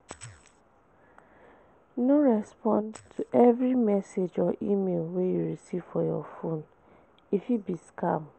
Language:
Nigerian Pidgin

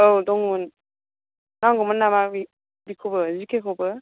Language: Bodo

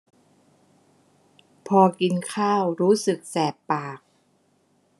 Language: Thai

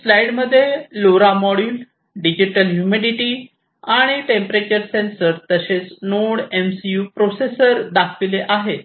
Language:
Marathi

